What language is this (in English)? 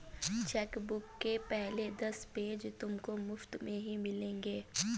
Hindi